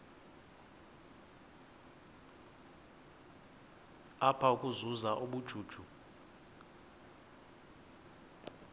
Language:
Xhosa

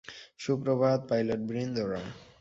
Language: Bangla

